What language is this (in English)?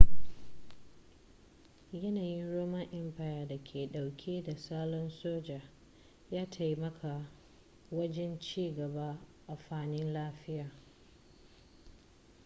Hausa